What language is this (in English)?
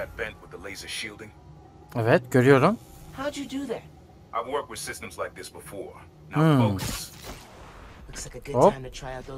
Turkish